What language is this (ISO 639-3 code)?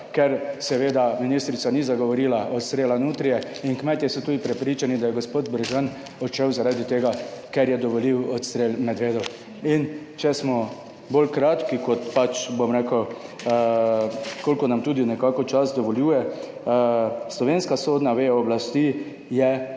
slv